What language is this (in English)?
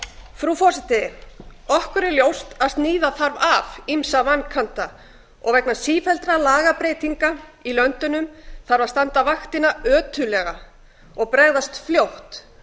Icelandic